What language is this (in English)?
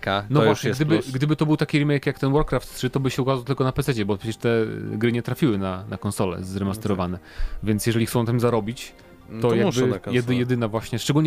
Polish